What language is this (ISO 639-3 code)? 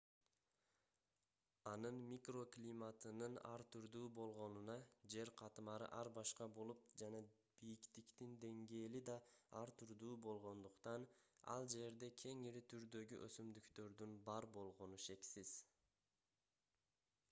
kir